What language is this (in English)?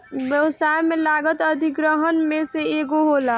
Bhojpuri